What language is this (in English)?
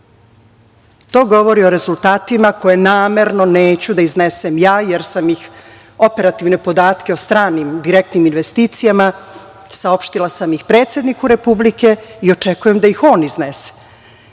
Serbian